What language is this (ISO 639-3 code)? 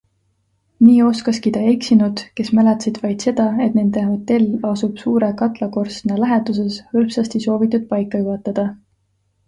est